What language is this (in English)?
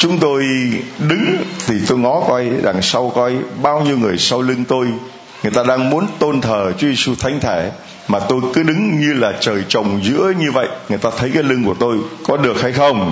Vietnamese